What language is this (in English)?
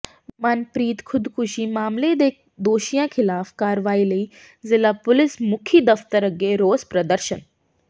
Punjabi